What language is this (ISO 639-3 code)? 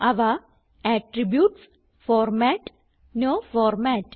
mal